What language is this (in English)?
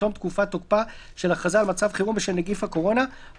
Hebrew